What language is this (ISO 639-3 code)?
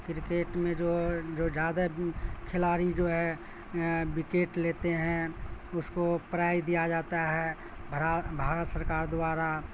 urd